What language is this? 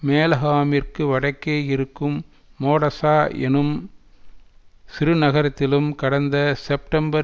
Tamil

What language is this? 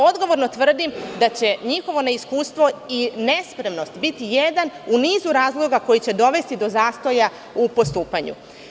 Serbian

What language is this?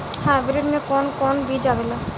Bhojpuri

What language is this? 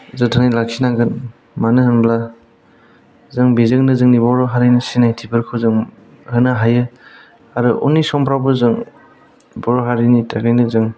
Bodo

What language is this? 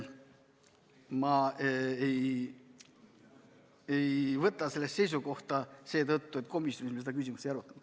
Estonian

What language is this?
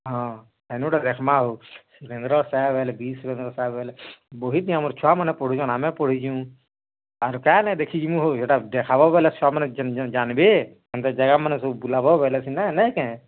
Odia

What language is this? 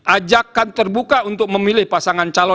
Indonesian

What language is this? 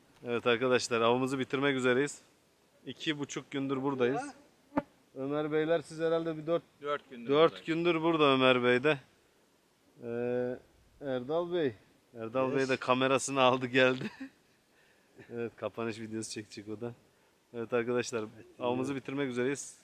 Turkish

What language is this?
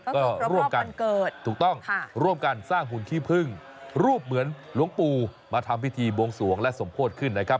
Thai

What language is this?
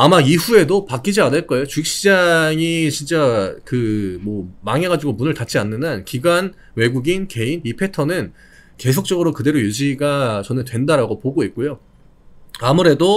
Korean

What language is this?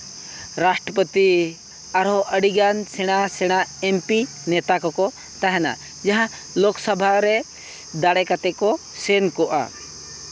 Santali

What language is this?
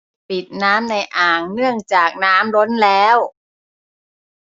Thai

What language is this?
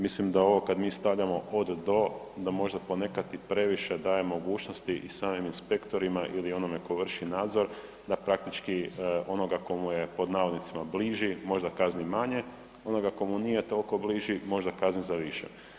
Croatian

